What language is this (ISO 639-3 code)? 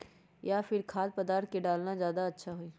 mag